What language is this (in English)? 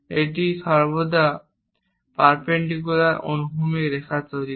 Bangla